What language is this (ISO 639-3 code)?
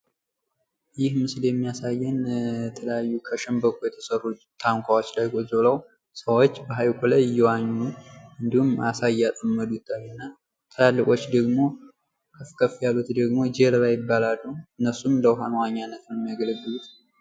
amh